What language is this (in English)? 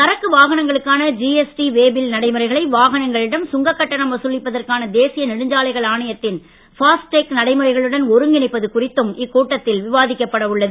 Tamil